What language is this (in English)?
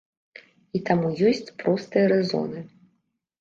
Belarusian